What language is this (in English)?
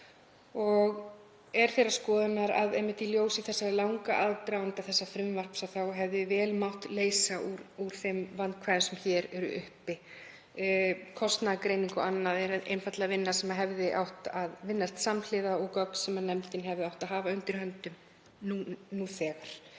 Icelandic